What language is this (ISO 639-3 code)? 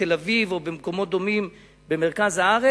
heb